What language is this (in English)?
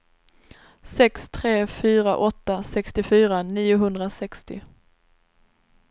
Swedish